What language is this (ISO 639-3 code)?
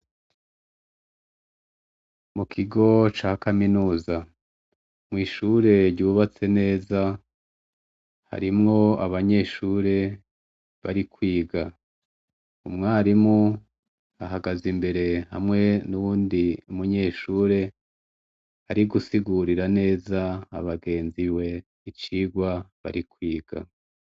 run